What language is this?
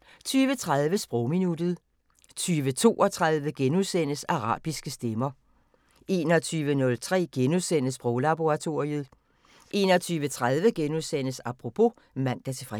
Danish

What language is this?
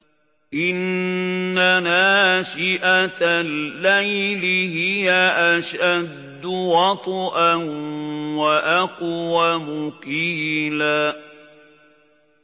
Arabic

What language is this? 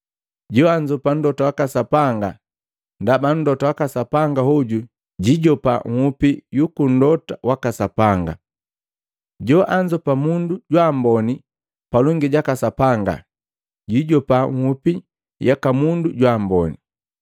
Matengo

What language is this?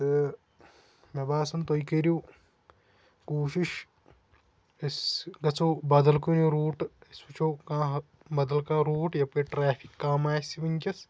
Kashmiri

